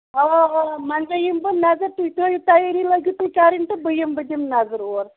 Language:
Kashmiri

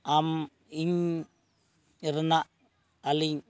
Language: Santali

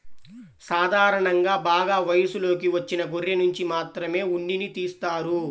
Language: Telugu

